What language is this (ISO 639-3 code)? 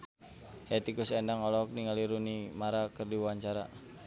sun